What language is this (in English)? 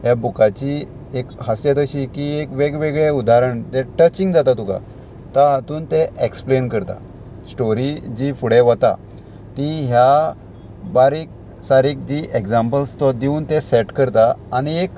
Konkani